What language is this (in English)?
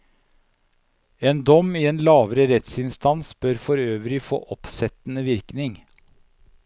Norwegian